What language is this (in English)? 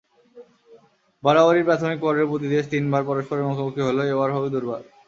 Bangla